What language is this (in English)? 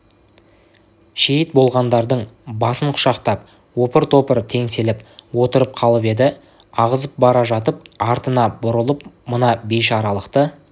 Kazakh